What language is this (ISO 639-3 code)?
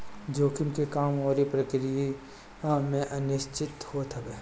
bho